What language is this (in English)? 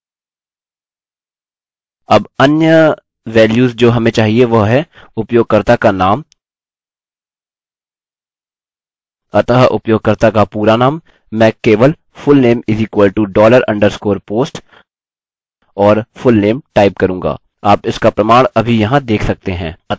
Hindi